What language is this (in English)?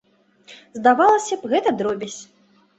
Belarusian